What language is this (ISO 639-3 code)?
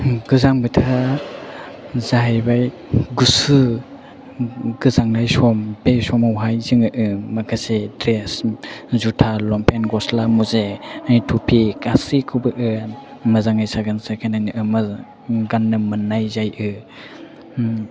brx